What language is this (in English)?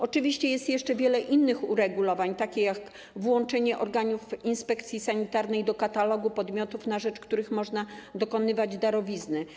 Polish